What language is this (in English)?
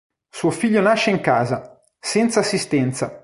Italian